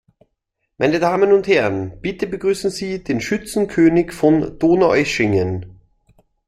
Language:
German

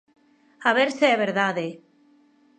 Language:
Galician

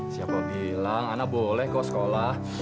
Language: Indonesian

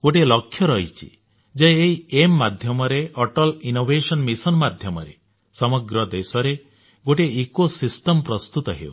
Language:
Odia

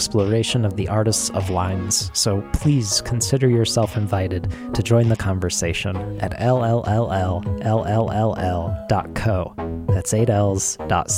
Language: English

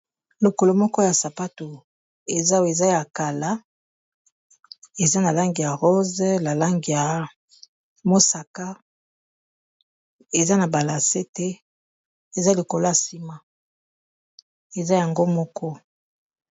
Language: Lingala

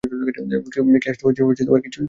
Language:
Bangla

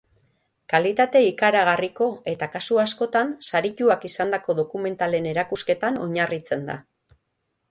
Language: Basque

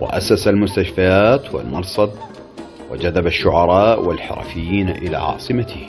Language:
Arabic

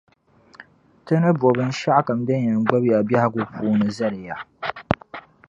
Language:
Dagbani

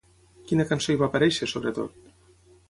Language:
Catalan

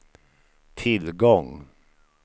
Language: Swedish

